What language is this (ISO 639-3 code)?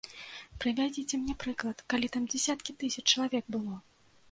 bel